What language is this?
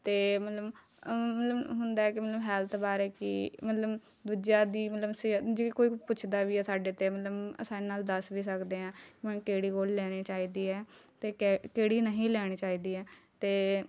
Punjabi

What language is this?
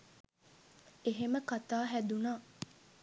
Sinhala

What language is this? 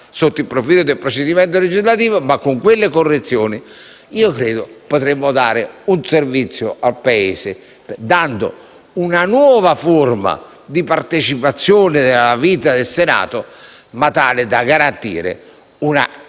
Italian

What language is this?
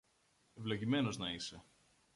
Greek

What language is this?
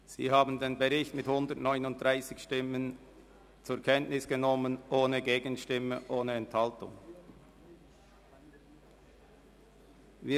Swiss German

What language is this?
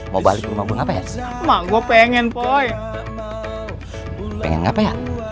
Indonesian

